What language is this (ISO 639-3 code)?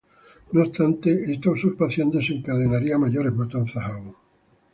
spa